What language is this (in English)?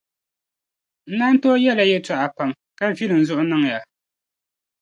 Dagbani